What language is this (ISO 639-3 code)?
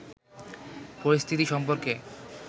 ben